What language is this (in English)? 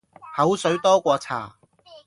Cantonese